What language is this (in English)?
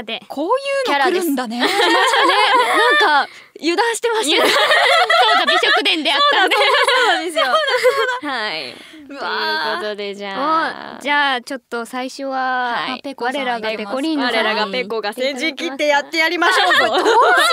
Japanese